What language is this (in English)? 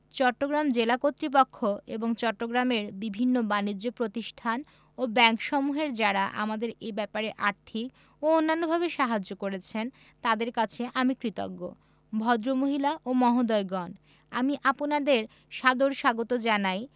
Bangla